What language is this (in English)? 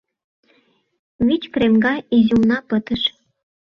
Mari